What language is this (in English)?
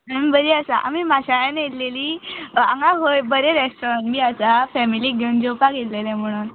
Konkani